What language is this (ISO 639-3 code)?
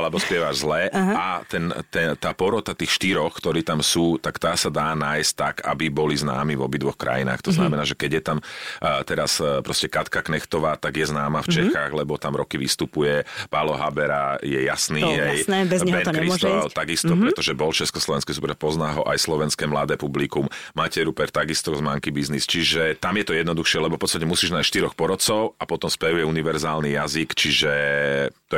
slk